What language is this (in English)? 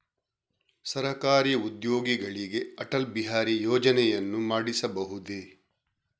Kannada